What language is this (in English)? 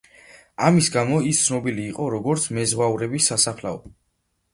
Georgian